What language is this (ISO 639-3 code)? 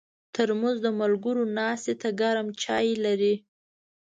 pus